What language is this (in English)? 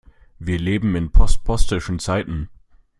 German